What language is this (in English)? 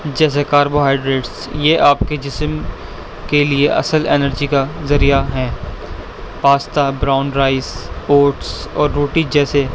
Urdu